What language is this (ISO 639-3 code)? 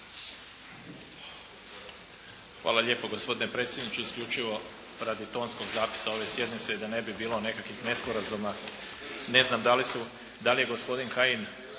hrv